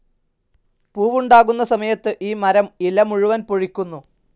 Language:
Malayalam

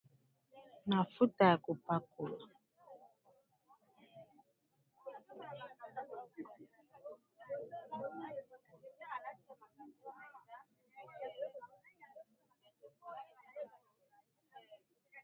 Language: Lingala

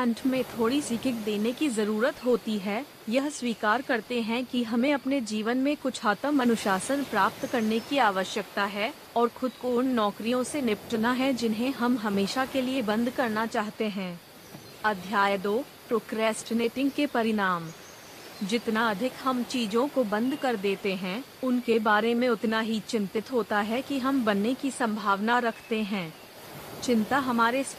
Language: Hindi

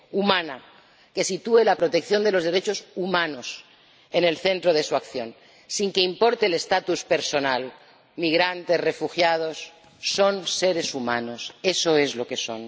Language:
Spanish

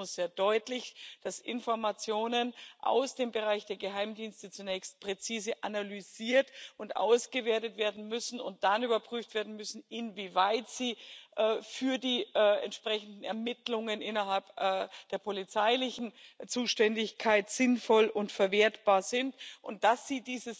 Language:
German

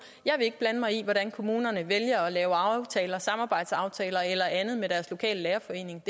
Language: Danish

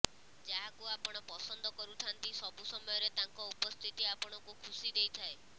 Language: Odia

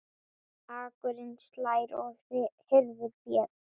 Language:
Icelandic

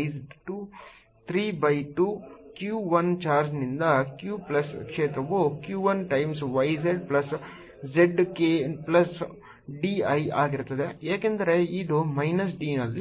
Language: Kannada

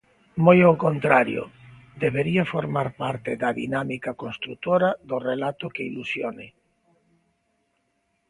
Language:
Galician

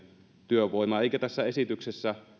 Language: Finnish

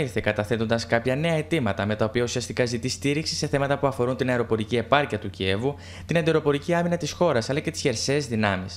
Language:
Greek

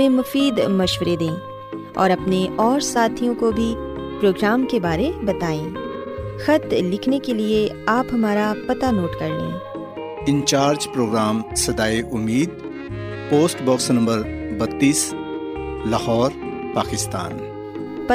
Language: Urdu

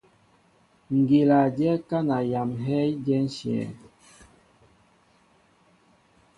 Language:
Mbo (Cameroon)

